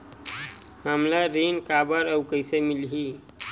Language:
Chhattisgarhi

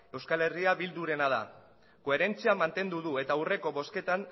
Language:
Basque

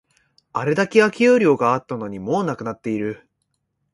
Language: Japanese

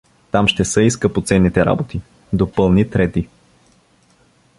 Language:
Bulgarian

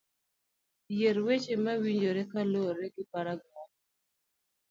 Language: Luo (Kenya and Tanzania)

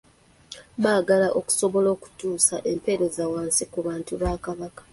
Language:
Ganda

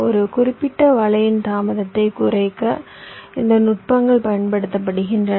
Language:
Tamil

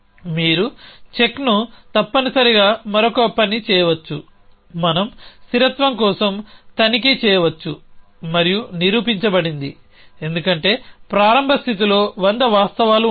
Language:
Telugu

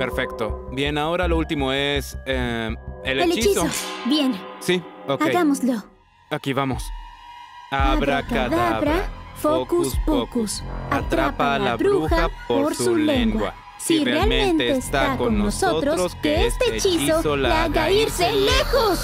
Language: Spanish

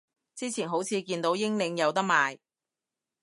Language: Cantonese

